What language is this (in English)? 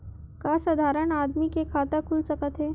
Chhattisgarhi